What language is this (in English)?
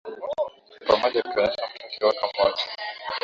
Swahili